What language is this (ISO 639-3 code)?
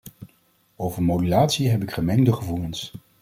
nld